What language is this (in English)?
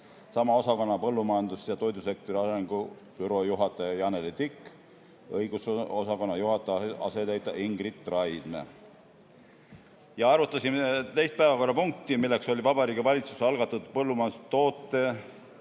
Estonian